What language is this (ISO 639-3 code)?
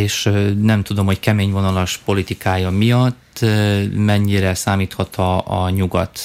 hun